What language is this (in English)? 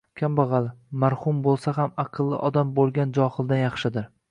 Uzbek